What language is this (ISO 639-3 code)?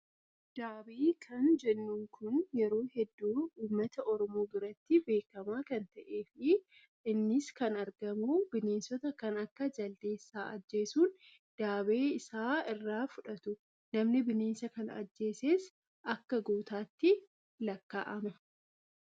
orm